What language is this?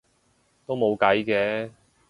Cantonese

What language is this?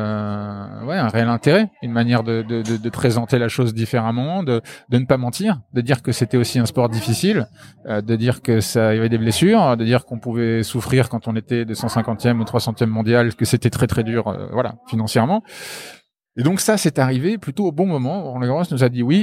French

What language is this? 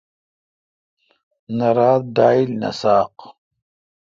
Kalkoti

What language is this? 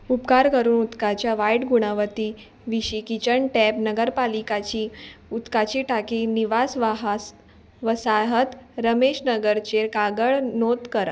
Konkani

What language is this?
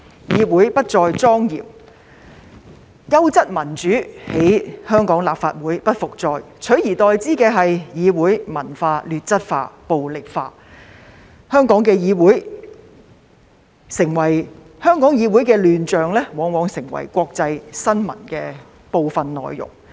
Cantonese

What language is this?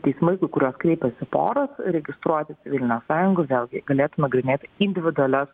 Lithuanian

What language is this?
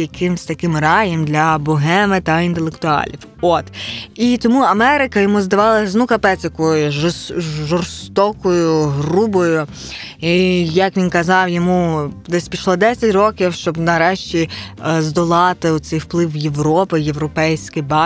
Ukrainian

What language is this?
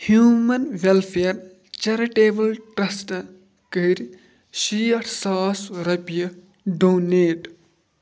Kashmiri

